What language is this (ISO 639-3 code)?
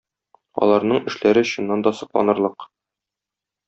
tat